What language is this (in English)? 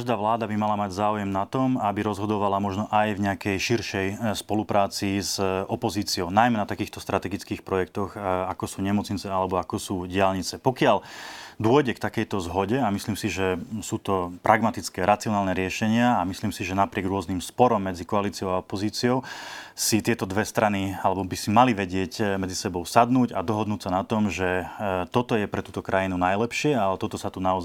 Slovak